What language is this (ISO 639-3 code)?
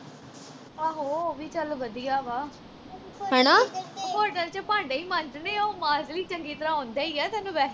pan